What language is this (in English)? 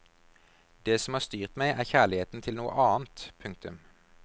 Norwegian